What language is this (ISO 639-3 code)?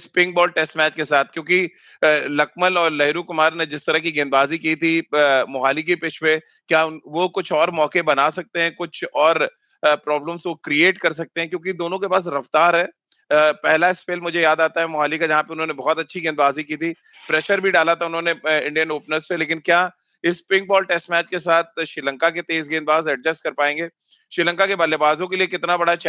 hin